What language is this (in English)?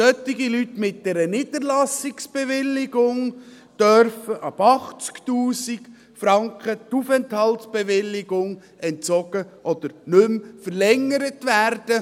Swiss German